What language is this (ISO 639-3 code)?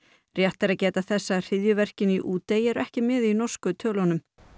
isl